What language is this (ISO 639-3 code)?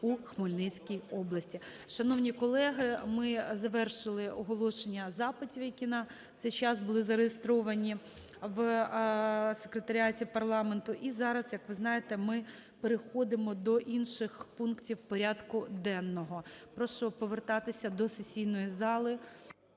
ukr